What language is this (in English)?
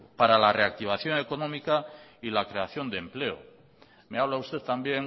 Spanish